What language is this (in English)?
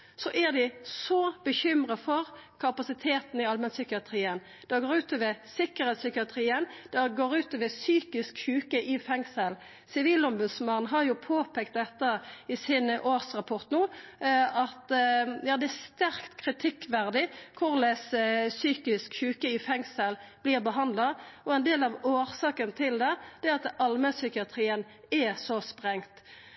Norwegian Nynorsk